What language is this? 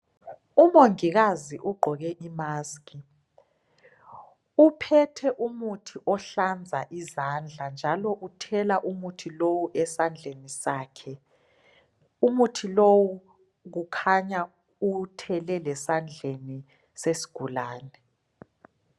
North Ndebele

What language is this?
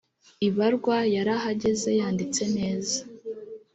Kinyarwanda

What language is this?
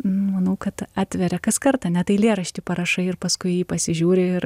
Lithuanian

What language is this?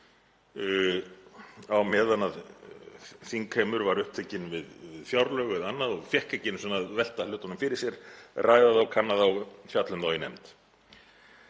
Icelandic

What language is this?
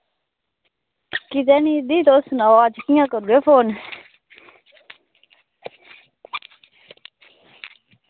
Dogri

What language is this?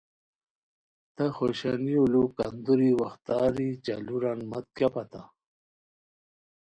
Khowar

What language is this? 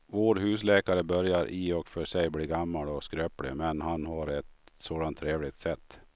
Swedish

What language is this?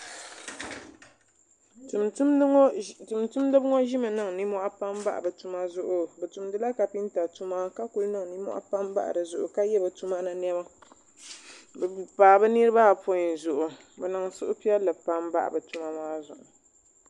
Dagbani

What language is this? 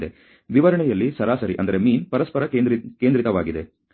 Kannada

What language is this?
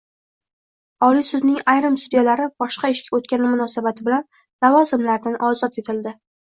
Uzbek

